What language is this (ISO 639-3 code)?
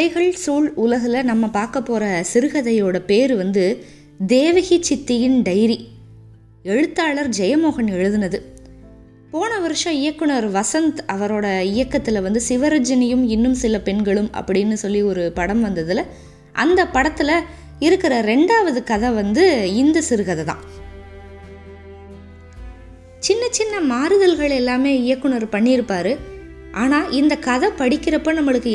tam